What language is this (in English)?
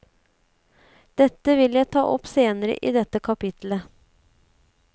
Norwegian